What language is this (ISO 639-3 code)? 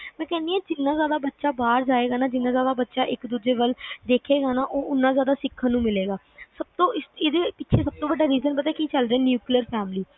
pan